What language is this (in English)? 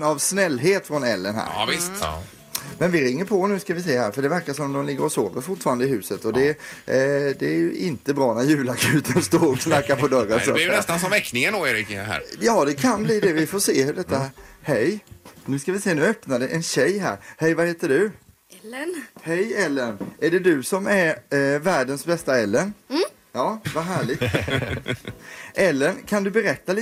Swedish